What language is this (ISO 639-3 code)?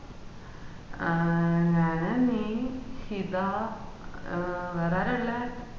mal